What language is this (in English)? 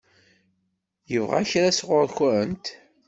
Kabyle